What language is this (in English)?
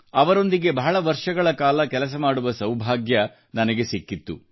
Kannada